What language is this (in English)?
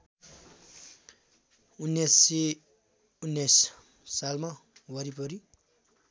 Nepali